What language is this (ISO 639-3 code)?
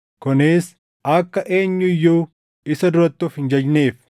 orm